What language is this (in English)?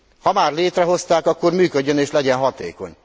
Hungarian